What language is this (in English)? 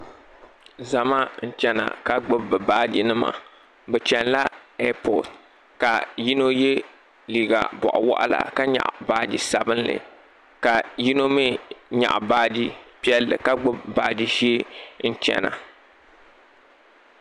Dagbani